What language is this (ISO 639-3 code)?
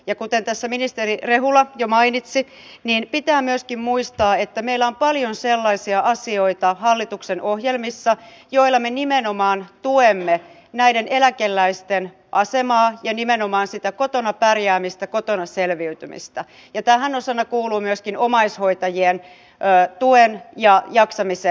fin